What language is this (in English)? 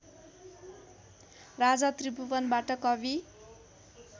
Nepali